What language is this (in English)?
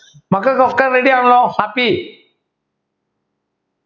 Malayalam